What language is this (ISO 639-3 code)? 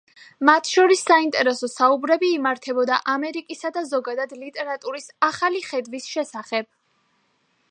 kat